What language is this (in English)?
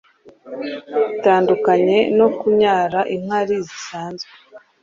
Kinyarwanda